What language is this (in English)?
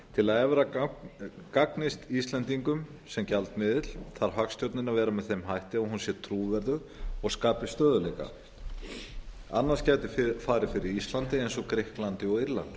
Icelandic